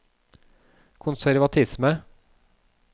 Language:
Norwegian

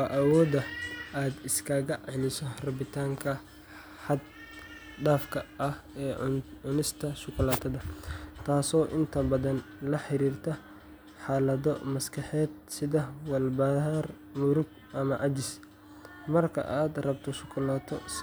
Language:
Somali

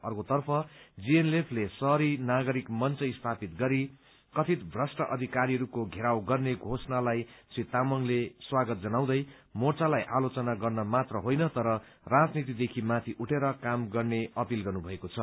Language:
Nepali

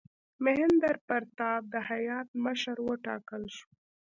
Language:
Pashto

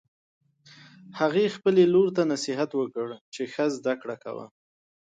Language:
Pashto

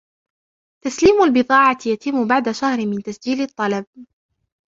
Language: Arabic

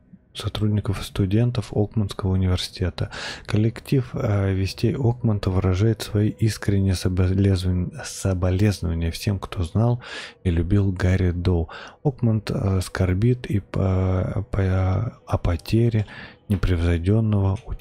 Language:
Russian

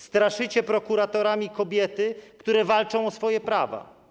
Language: Polish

